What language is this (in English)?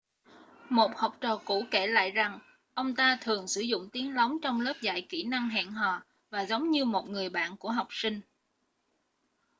Vietnamese